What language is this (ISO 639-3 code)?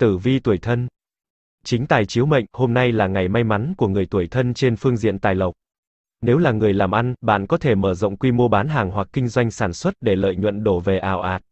vie